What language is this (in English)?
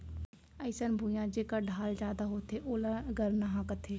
Chhattisgarhi